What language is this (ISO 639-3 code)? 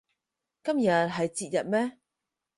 yue